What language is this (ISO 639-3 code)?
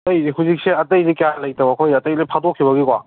mni